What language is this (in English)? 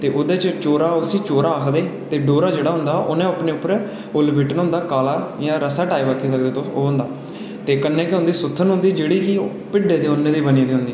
Dogri